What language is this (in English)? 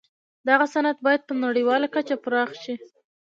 Pashto